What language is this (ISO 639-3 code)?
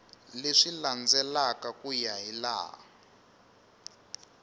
tso